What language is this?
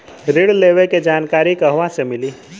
Bhojpuri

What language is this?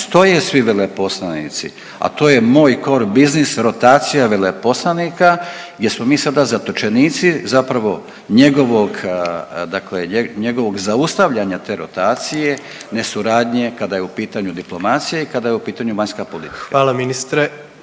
Croatian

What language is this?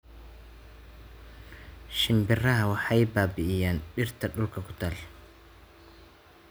Somali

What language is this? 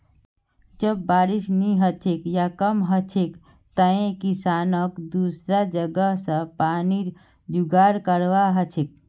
Magahi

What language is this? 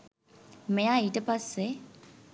Sinhala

